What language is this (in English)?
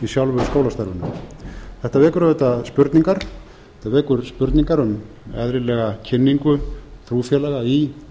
Icelandic